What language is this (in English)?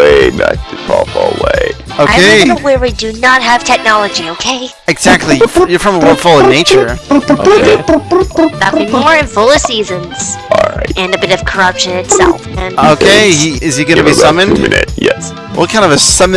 English